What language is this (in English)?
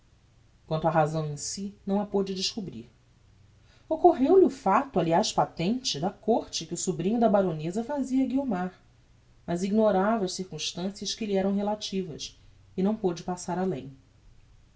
Portuguese